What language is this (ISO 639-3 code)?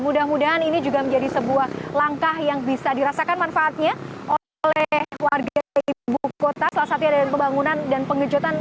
ind